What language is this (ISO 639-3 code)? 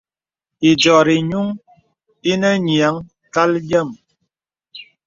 beb